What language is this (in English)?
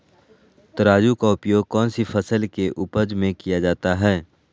Magahi